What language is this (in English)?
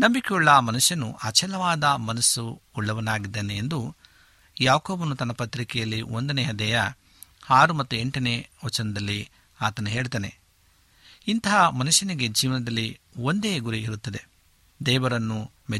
Kannada